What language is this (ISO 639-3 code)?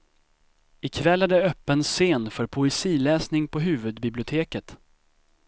swe